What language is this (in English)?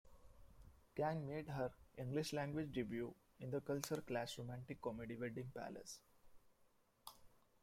English